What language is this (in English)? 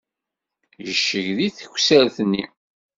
Kabyle